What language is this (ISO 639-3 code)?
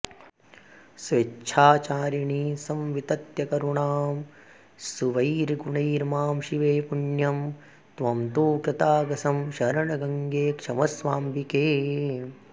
san